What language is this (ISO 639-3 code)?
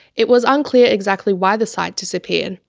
eng